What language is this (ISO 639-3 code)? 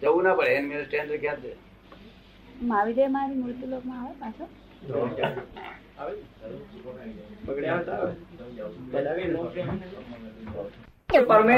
guj